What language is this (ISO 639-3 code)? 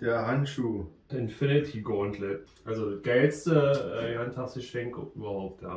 deu